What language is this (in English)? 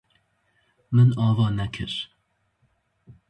Kurdish